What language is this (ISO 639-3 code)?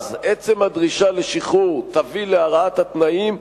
heb